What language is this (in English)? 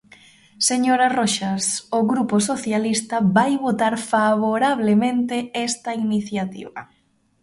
Galician